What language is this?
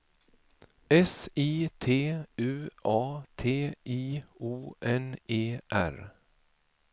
Swedish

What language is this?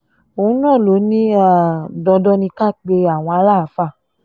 Yoruba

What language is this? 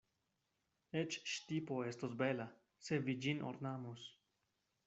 Esperanto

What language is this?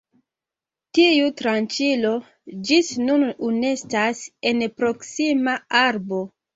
Esperanto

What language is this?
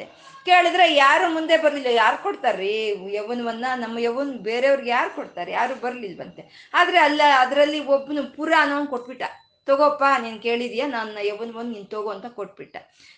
Kannada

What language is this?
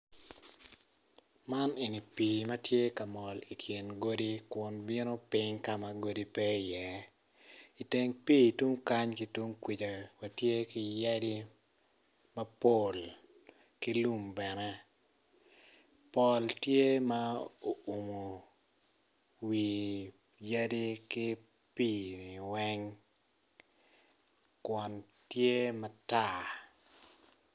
Acoli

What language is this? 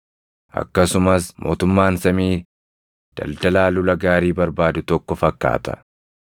Oromo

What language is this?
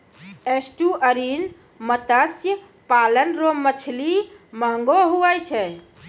Maithili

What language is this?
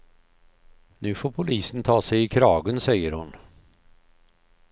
Swedish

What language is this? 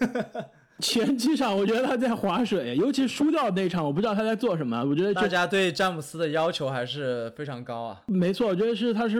Chinese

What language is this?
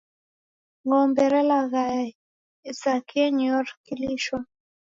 Taita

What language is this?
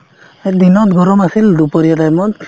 Assamese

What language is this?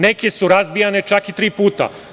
Serbian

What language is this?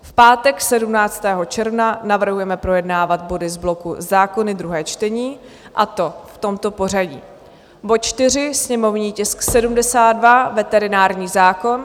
Czech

